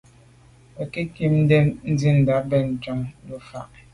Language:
Medumba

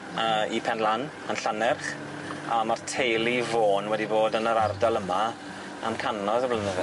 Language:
Welsh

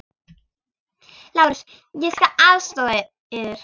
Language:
Icelandic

